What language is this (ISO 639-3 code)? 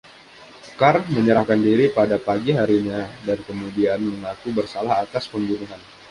ind